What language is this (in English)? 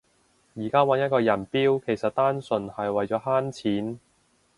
Cantonese